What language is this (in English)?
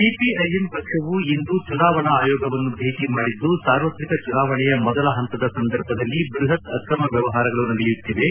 Kannada